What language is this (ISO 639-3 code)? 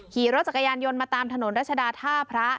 tha